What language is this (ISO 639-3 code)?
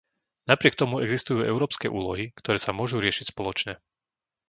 slk